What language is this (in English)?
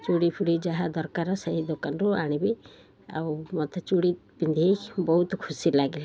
Odia